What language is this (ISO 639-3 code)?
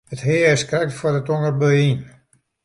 fry